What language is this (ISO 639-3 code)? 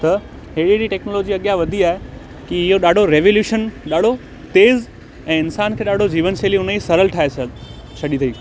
snd